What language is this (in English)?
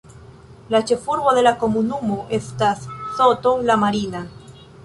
Esperanto